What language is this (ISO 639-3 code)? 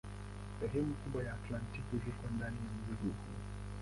swa